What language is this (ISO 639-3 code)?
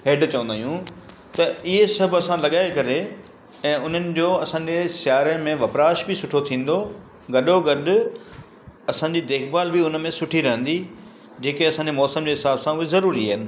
snd